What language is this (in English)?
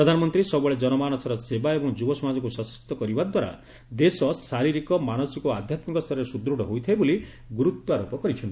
Odia